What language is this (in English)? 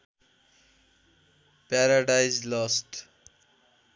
Nepali